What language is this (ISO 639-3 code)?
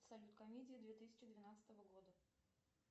rus